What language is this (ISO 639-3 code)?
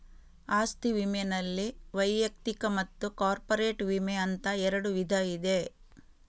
kan